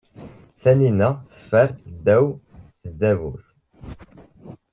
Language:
Kabyle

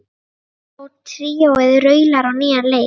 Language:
Icelandic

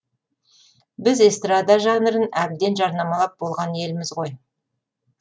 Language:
Kazakh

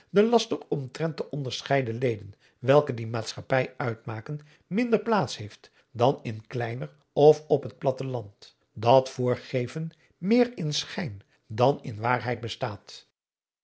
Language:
Dutch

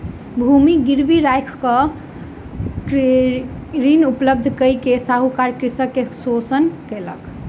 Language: Maithili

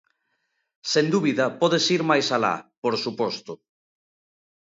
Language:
Galician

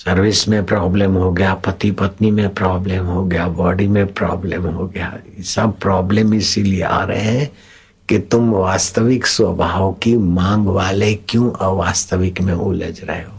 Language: Hindi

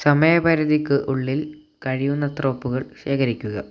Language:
Malayalam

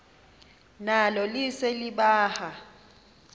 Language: Xhosa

